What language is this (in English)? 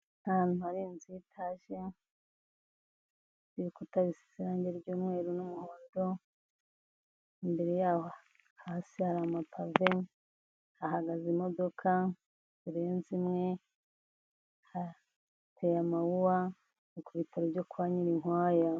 Kinyarwanda